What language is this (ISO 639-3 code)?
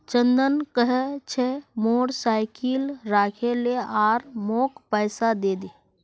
mag